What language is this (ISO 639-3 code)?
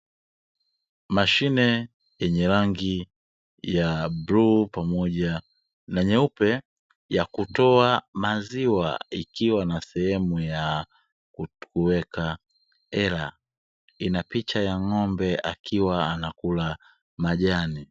swa